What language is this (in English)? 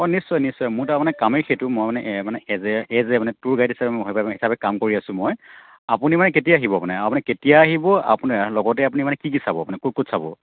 Assamese